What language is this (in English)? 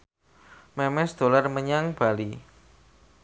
Javanese